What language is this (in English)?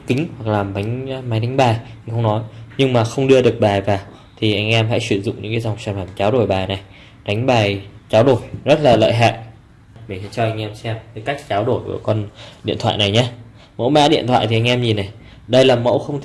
Vietnamese